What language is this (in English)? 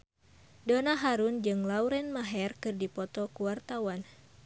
Sundanese